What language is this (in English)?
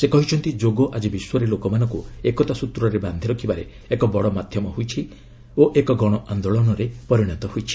Odia